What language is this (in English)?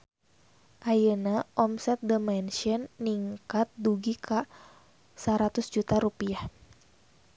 Sundanese